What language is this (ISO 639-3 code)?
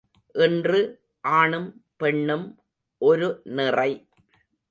tam